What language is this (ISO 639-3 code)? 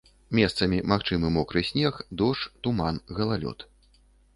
bel